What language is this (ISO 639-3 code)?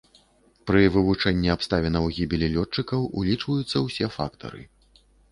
bel